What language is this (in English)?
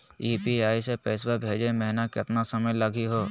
Magahi